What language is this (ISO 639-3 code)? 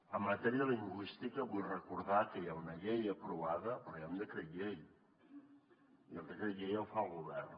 cat